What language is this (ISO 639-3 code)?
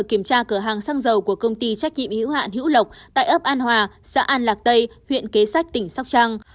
vie